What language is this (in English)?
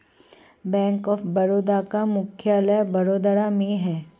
Hindi